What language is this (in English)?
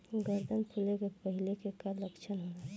Bhojpuri